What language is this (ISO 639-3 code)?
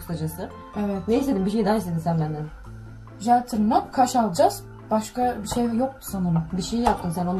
tur